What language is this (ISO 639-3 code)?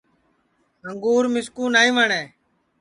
ssi